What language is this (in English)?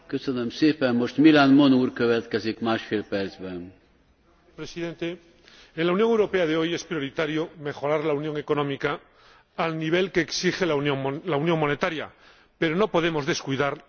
Spanish